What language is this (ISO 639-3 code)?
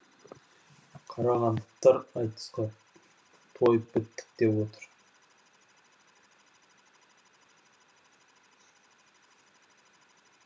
kaz